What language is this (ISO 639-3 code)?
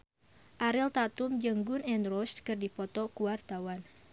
sun